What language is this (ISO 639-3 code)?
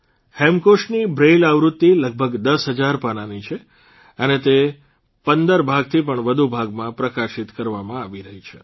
guj